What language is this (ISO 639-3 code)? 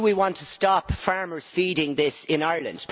eng